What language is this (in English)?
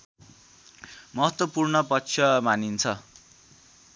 Nepali